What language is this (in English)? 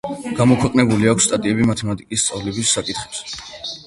Georgian